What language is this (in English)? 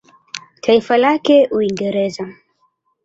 Swahili